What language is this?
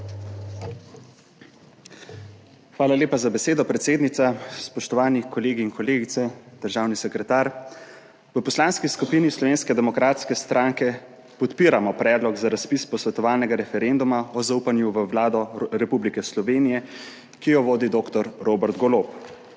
Slovenian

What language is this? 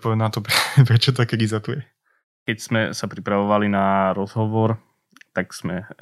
Slovak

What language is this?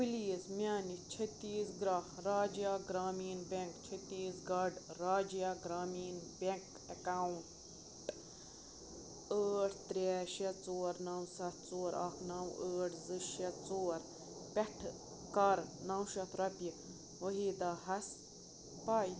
Kashmiri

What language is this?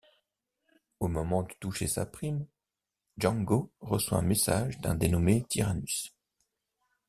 French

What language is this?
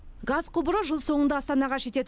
Kazakh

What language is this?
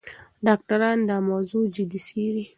Pashto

